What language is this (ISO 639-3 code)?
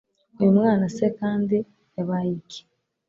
kin